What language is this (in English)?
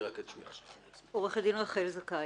Hebrew